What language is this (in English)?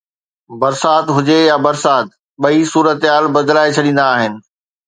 Sindhi